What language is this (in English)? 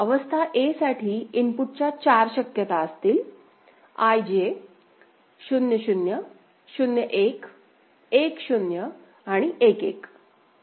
Marathi